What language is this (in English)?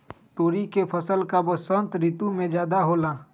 Magahi